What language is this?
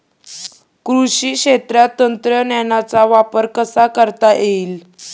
Marathi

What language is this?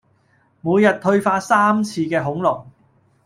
Cantonese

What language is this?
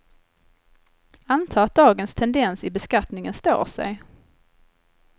Swedish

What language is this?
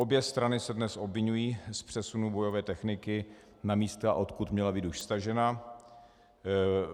Czech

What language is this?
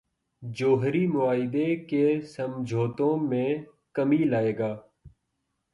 Urdu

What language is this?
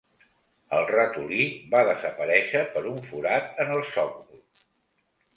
Catalan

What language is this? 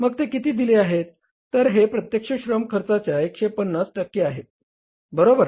Marathi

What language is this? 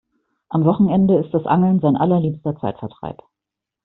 German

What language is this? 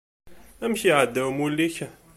Kabyle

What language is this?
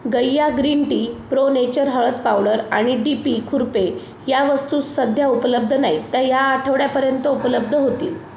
Marathi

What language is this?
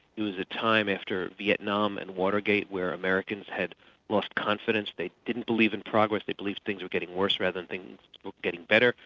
English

